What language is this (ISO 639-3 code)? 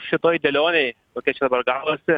lit